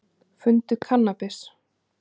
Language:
Icelandic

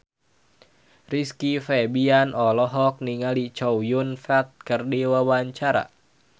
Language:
Sundanese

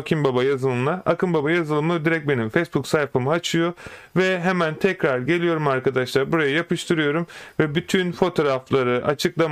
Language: Turkish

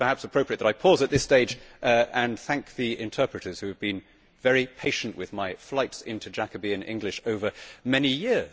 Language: English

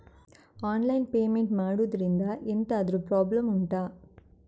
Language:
Kannada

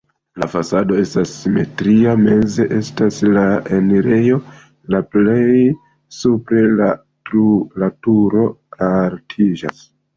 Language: Esperanto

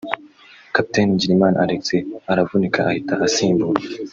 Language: Kinyarwanda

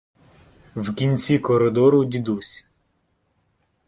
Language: Ukrainian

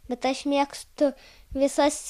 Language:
Lithuanian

